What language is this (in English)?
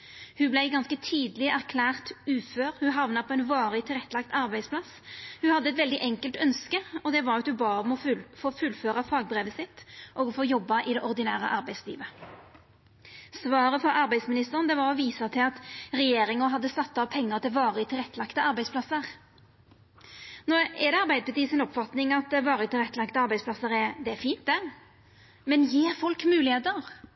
Norwegian Nynorsk